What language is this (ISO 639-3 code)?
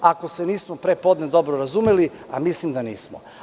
srp